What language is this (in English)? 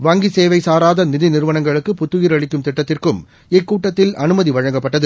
Tamil